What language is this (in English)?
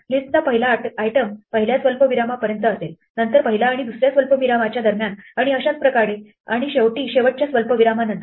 Marathi